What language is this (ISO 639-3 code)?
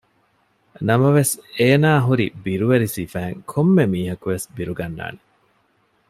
div